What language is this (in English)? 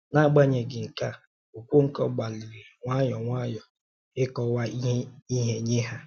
Igbo